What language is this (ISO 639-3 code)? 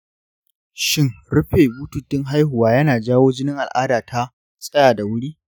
hau